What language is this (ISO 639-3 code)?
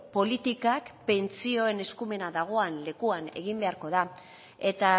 eus